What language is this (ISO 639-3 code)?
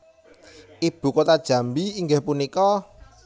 jav